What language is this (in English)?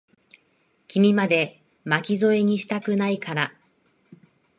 Japanese